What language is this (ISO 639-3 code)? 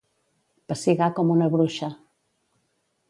cat